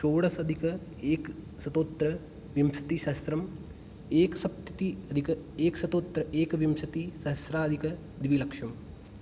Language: Sanskrit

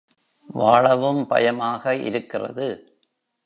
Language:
Tamil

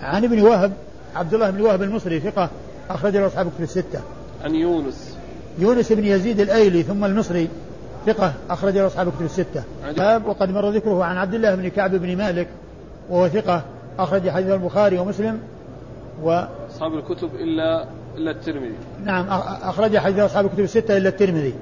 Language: Arabic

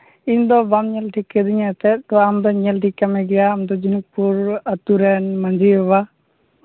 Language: Santali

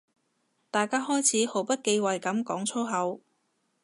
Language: Cantonese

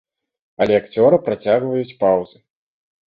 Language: Belarusian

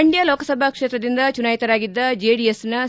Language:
Kannada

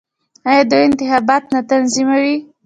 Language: Pashto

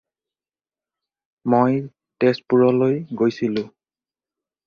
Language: Assamese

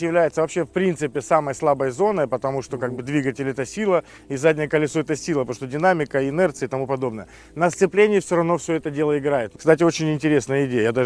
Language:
Russian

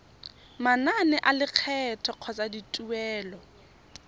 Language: Tswana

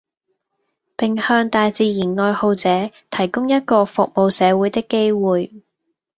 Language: Cantonese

